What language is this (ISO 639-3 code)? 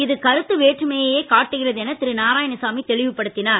tam